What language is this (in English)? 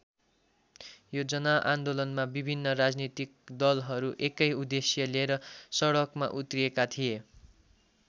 Nepali